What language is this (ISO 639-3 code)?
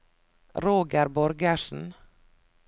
nor